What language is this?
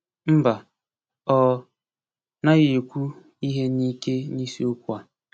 Igbo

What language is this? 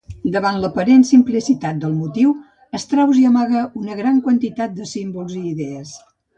Catalan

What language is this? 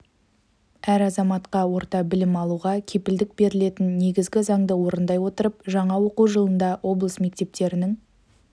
Kazakh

